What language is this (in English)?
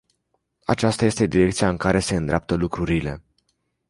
Romanian